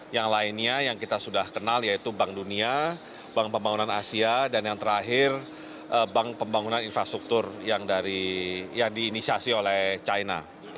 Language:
Indonesian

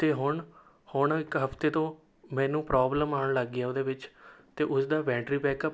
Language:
Punjabi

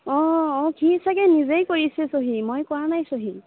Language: Assamese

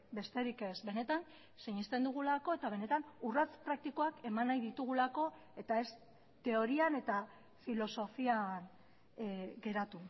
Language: Basque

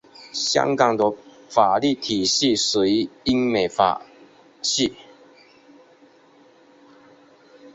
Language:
Chinese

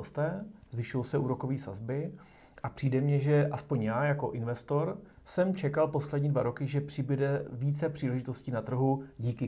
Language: Czech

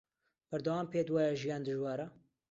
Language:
Central Kurdish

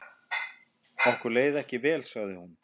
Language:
Icelandic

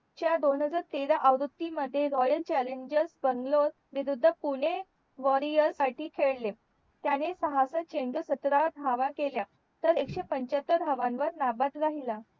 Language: Marathi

